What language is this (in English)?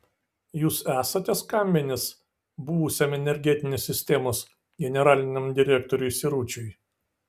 Lithuanian